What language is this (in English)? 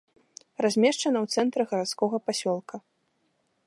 Belarusian